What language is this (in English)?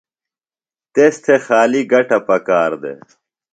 Phalura